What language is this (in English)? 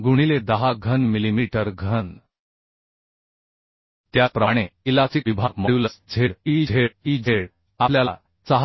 Marathi